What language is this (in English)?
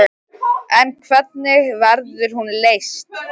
Icelandic